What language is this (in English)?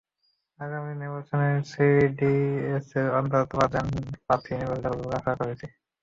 Bangla